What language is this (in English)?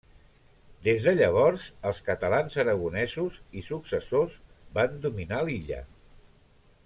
Catalan